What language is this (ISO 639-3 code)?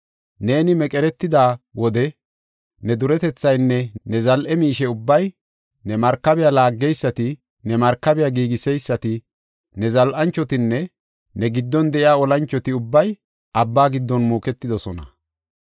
gof